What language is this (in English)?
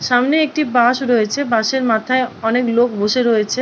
Bangla